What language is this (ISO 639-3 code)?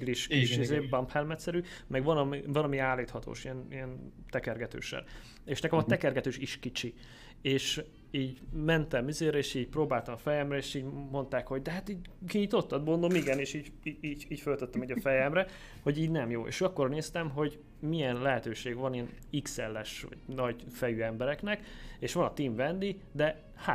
hun